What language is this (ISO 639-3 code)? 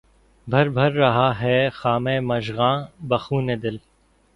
urd